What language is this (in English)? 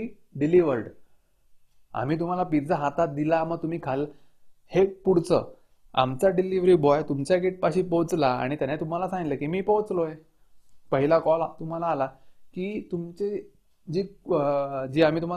Marathi